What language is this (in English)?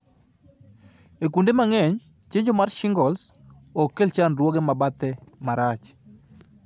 Luo (Kenya and Tanzania)